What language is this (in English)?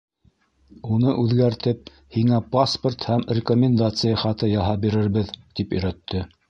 Bashkir